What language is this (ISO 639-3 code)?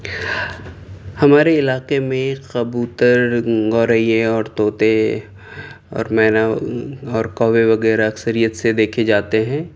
urd